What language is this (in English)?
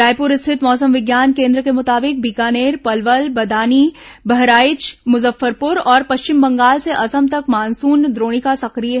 Hindi